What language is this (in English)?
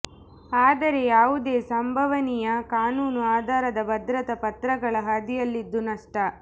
Kannada